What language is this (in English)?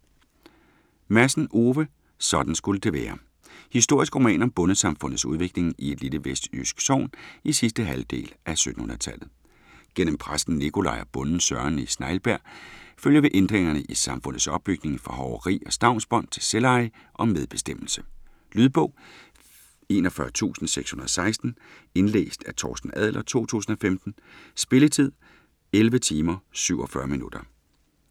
Danish